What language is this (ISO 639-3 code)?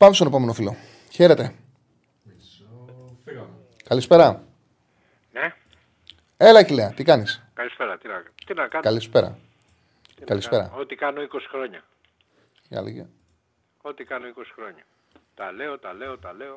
ell